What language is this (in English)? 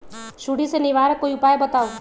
Magahi